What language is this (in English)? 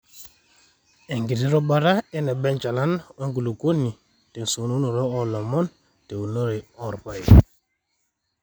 Masai